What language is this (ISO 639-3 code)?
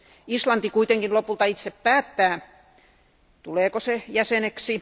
fin